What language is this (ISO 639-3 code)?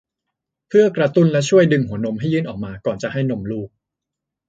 tha